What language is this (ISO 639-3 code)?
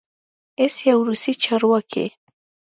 pus